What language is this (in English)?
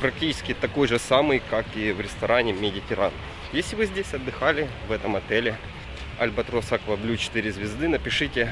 Russian